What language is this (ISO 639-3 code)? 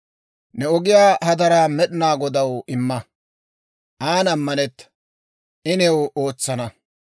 dwr